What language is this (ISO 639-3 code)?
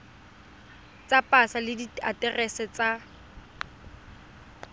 tsn